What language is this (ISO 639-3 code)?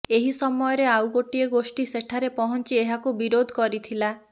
ori